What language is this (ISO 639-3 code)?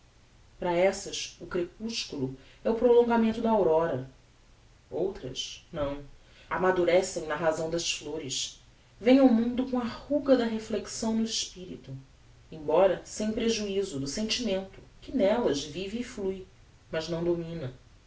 por